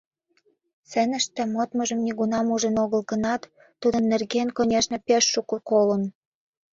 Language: Mari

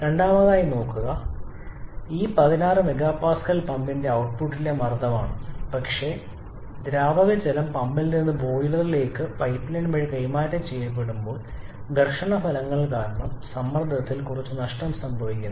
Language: Malayalam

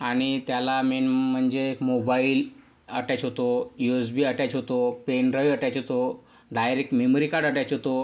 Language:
Marathi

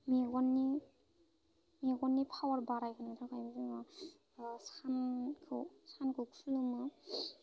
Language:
Bodo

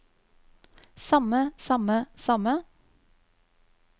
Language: Norwegian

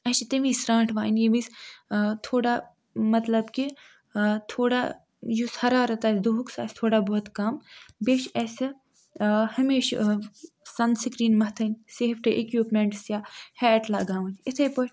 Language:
Kashmiri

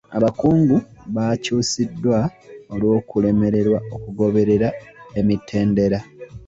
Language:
Ganda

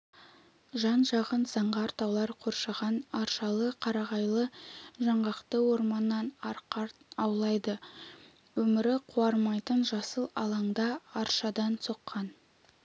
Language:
Kazakh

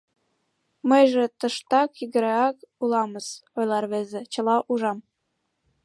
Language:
Mari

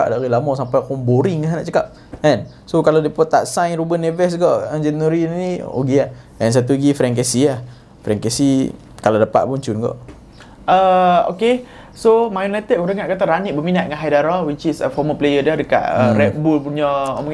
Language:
Malay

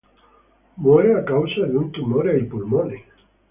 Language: Italian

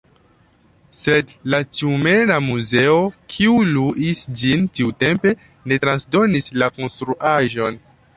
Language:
Esperanto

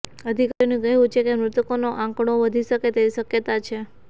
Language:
Gujarati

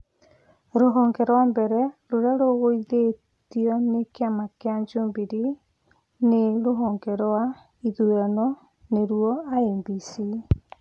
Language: Kikuyu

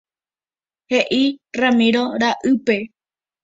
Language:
Guarani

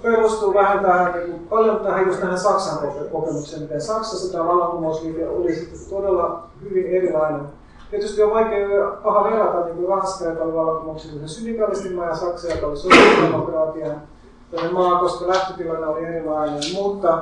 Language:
Finnish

